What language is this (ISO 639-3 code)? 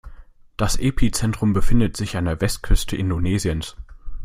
deu